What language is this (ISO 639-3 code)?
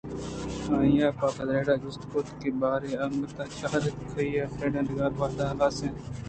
bgp